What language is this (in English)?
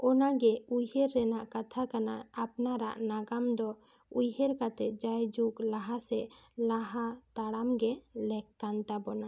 Santali